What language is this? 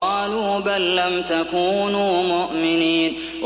Arabic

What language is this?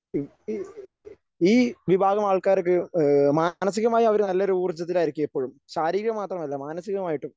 Malayalam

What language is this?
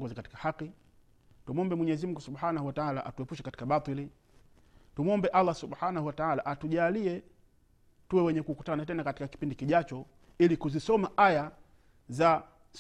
Swahili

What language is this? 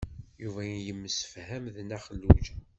Kabyle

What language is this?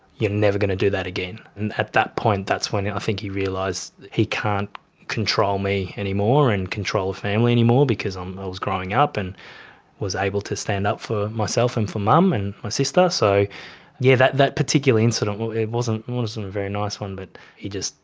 English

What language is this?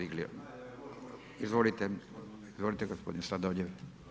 Croatian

